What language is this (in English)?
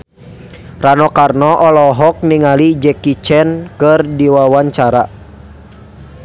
Sundanese